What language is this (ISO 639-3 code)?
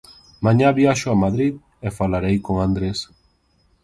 glg